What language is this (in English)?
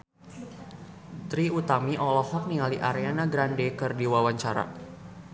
Sundanese